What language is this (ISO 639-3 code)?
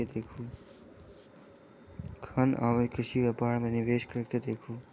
mai